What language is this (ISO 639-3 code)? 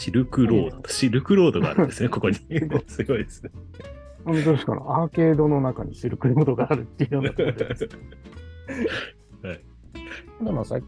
jpn